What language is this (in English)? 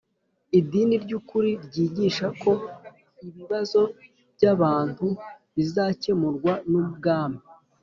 Kinyarwanda